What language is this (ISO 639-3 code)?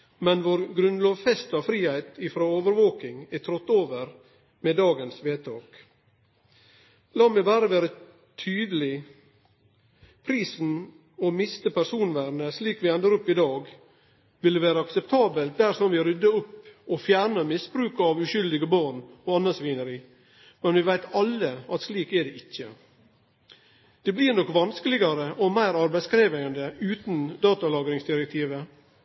nno